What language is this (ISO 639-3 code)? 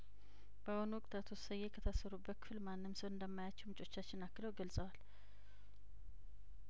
amh